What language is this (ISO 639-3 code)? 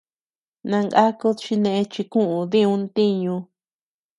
cux